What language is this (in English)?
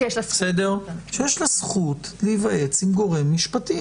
Hebrew